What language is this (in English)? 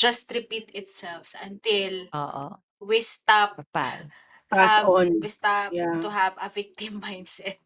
Filipino